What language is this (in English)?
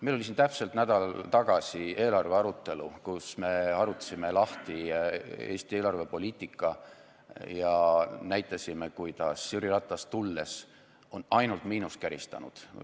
Estonian